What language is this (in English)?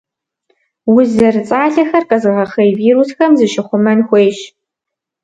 Kabardian